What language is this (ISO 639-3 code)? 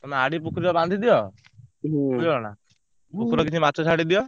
ori